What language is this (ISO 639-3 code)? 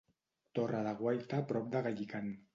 cat